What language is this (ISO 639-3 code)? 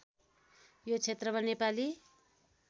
nep